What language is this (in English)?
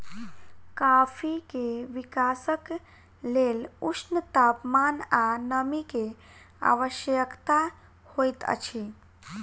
Maithili